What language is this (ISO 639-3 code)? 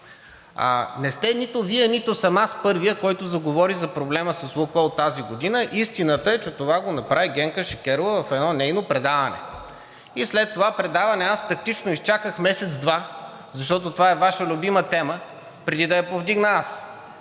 bul